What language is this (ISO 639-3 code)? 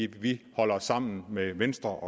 dan